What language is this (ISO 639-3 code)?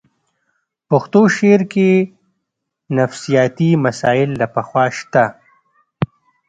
pus